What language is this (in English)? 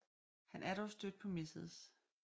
Danish